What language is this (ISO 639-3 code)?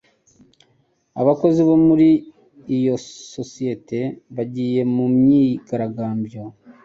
kin